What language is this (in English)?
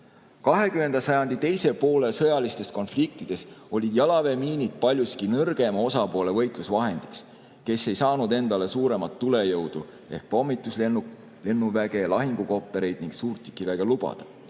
Estonian